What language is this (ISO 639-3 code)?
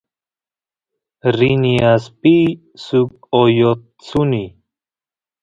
qus